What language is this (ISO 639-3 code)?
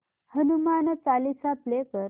mar